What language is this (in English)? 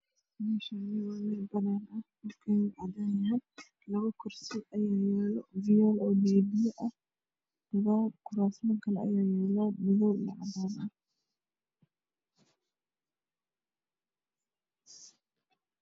Somali